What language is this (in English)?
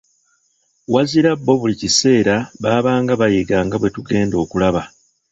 Ganda